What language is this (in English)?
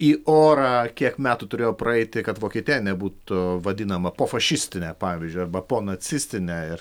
Lithuanian